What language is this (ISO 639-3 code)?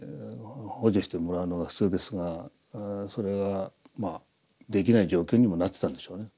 jpn